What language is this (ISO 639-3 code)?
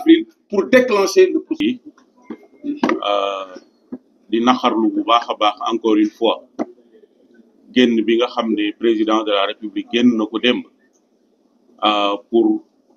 fra